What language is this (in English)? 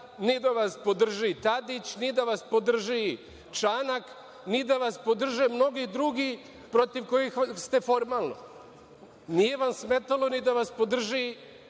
Serbian